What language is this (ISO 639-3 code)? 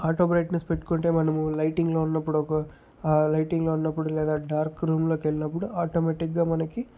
tel